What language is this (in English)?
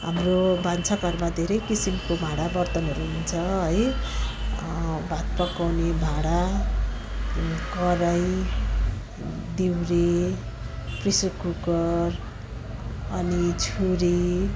Nepali